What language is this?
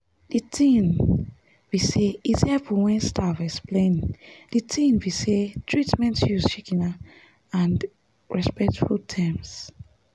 Nigerian Pidgin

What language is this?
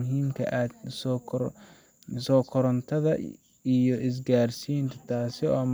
Somali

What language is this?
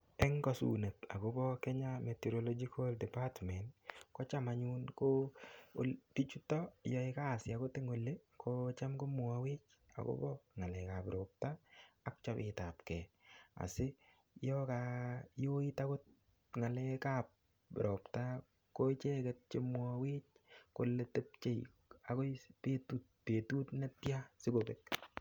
Kalenjin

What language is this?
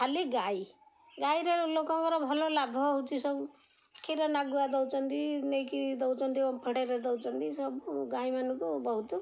Odia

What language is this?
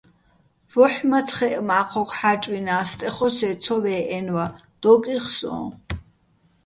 Bats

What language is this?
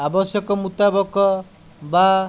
Odia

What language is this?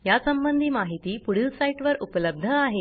Marathi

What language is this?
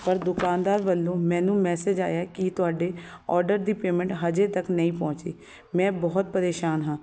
Punjabi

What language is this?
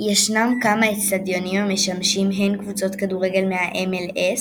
Hebrew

